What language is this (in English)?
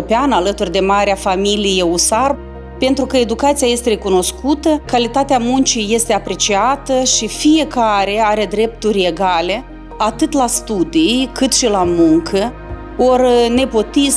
Romanian